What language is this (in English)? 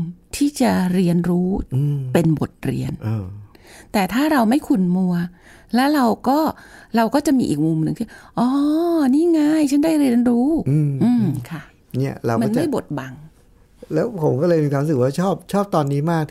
Thai